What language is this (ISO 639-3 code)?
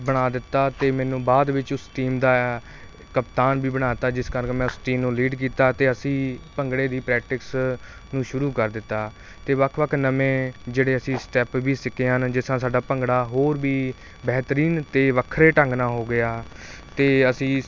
pan